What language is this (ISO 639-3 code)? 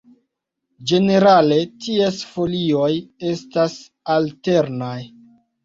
epo